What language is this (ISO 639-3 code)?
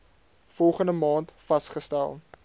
afr